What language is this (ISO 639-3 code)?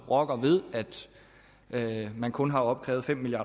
dan